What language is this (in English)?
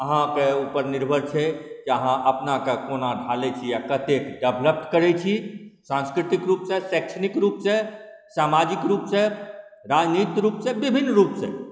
Maithili